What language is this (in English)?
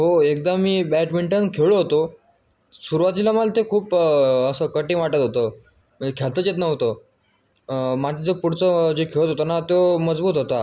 Marathi